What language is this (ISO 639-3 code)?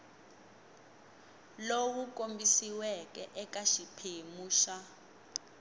tso